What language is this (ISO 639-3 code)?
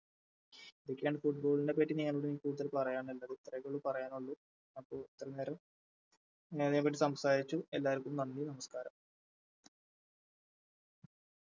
mal